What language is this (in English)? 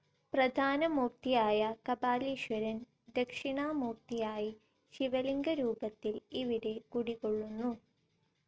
Malayalam